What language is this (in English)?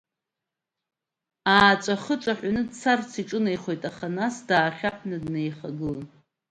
Abkhazian